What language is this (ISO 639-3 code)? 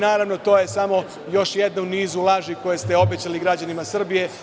srp